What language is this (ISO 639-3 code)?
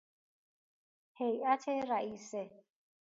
fas